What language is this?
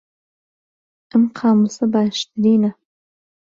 Central Kurdish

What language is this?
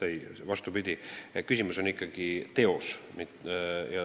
Estonian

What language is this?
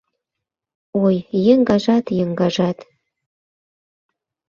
Mari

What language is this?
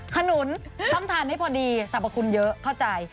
Thai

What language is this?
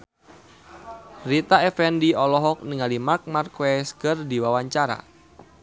Sundanese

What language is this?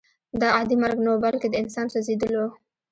Pashto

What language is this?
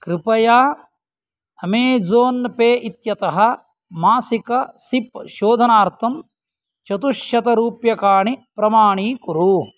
Sanskrit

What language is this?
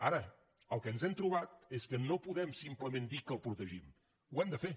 Catalan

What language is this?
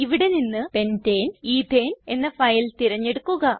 Malayalam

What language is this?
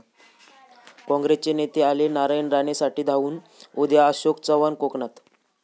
Marathi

